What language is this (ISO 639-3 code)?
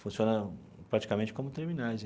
por